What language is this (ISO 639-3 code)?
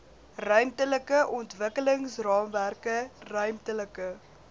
afr